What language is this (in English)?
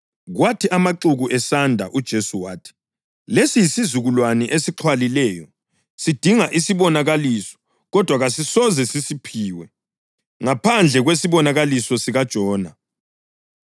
North Ndebele